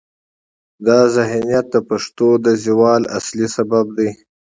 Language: Pashto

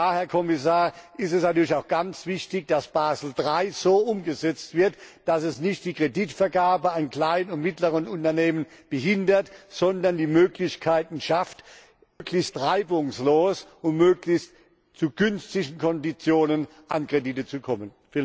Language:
German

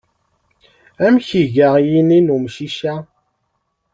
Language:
Kabyle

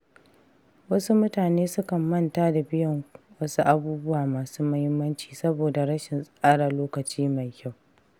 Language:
Hausa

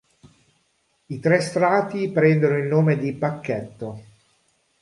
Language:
Italian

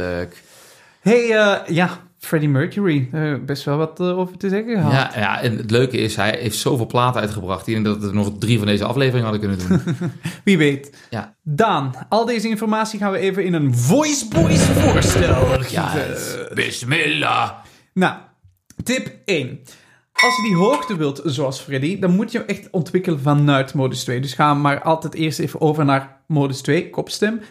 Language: Dutch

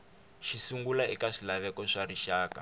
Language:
Tsonga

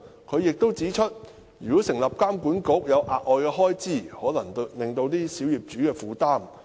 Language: Cantonese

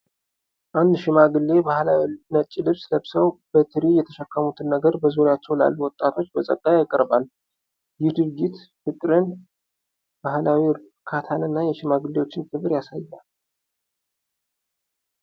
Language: Amharic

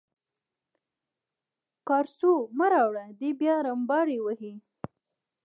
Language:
Pashto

